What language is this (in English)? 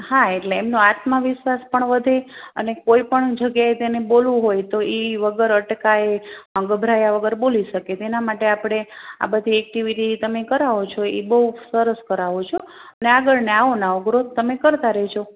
Gujarati